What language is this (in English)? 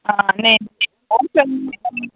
Dogri